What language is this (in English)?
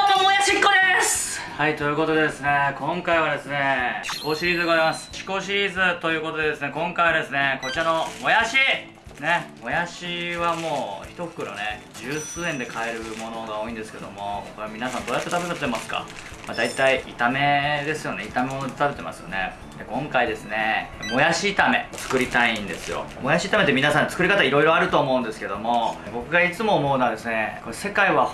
Japanese